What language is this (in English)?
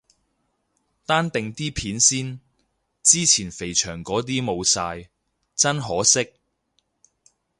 Cantonese